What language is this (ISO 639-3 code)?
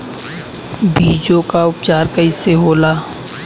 bho